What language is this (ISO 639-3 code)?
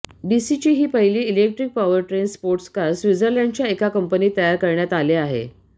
mar